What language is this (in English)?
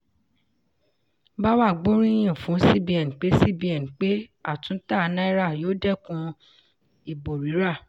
Yoruba